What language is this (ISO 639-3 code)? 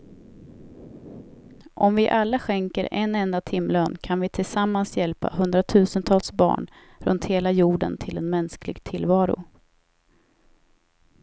swe